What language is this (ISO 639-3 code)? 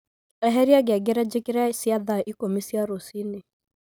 kik